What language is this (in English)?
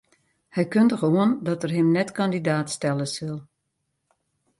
Western Frisian